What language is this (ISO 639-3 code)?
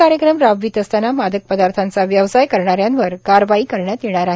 mar